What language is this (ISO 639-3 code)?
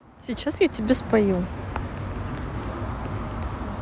rus